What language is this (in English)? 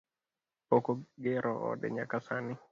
Luo (Kenya and Tanzania)